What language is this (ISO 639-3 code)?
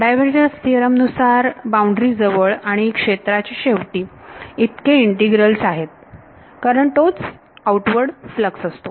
mar